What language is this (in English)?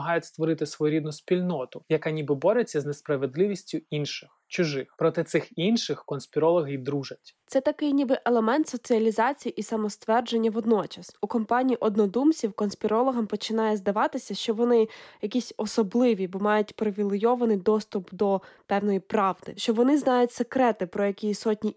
Ukrainian